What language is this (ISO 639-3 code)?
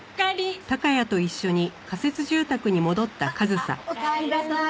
jpn